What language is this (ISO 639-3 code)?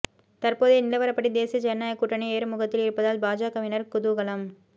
tam